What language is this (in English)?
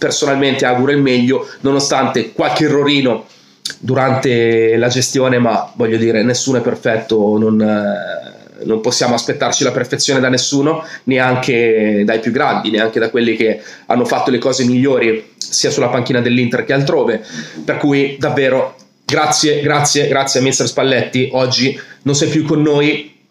Italian